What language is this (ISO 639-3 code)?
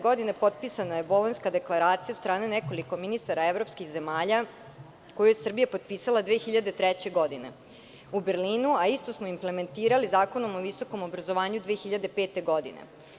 srp